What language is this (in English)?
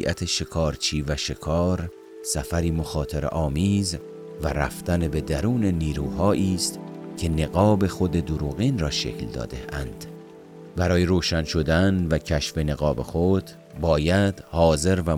Persian